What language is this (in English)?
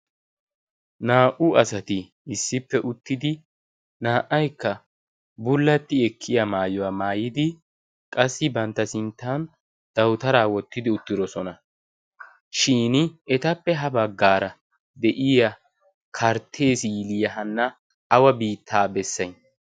Wolaytta